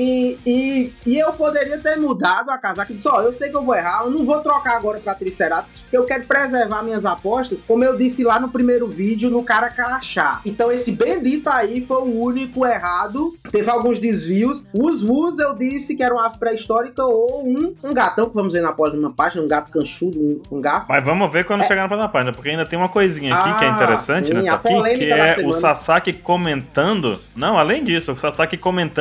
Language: Portuguese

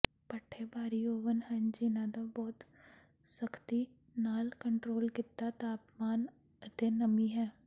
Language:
Punjabi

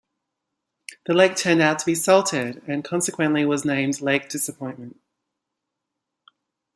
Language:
English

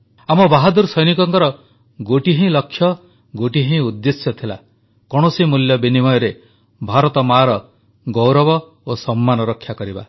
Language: Odia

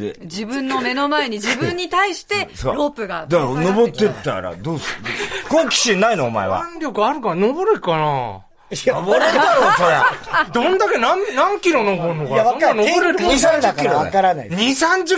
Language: Japanese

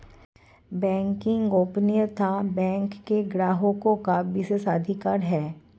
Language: Hindi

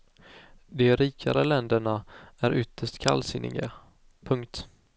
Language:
Swedish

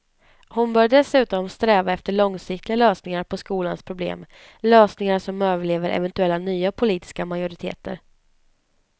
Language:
Swedish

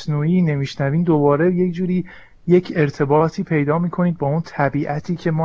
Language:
Persian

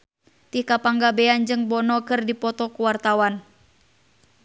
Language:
Sundanese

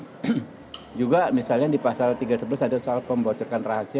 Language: Indonesian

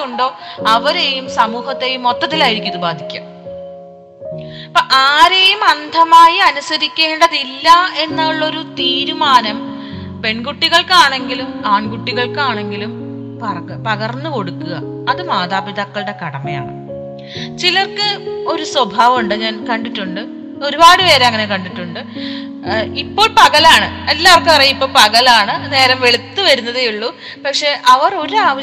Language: Malayalam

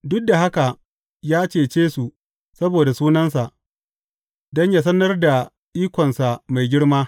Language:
Hausa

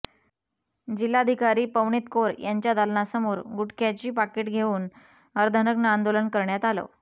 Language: Marathi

